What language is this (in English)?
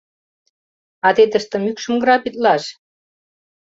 Mari